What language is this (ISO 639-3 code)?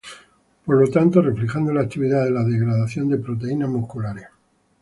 spa